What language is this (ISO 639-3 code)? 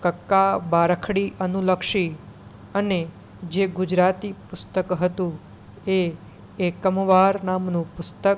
guj